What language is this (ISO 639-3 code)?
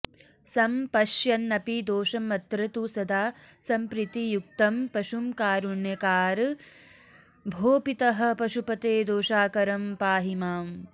san